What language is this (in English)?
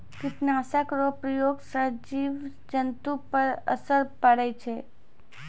Maithili